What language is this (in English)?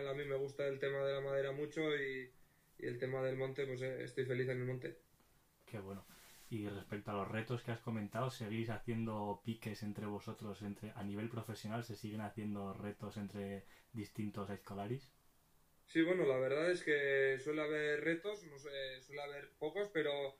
Spanish